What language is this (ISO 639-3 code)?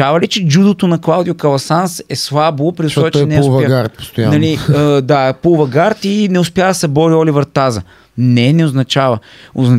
bul